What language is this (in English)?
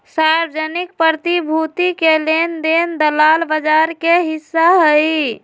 Magahi